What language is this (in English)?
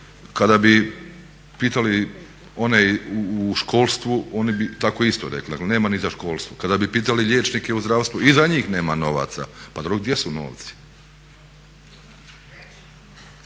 Croatian